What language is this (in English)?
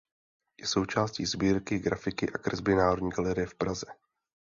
Czech